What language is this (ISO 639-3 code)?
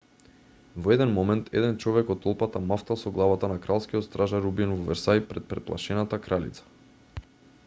mkd